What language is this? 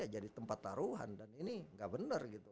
Indonesian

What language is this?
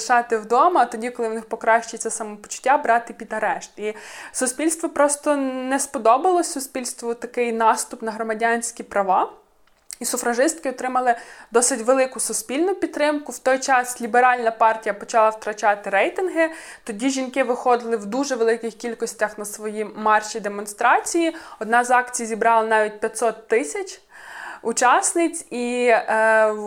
Ukrainian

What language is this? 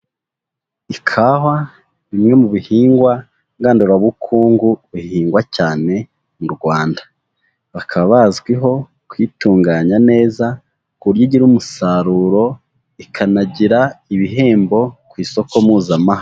Kinyarwanda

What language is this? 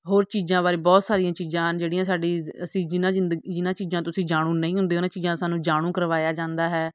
Punjabi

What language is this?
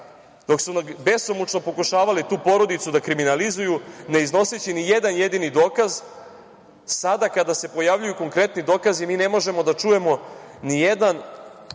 Serbian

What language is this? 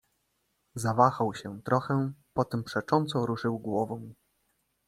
Polish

